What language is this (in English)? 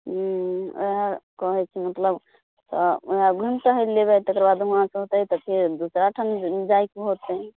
Maithili